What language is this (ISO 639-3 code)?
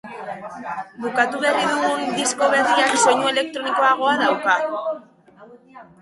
eus